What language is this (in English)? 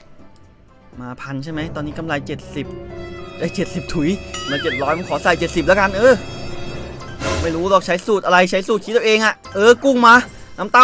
Thai